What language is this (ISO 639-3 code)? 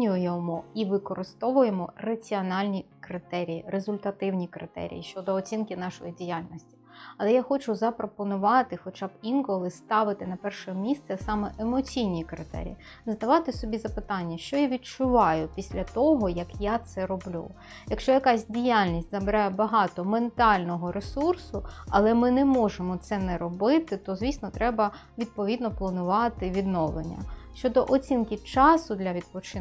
ukr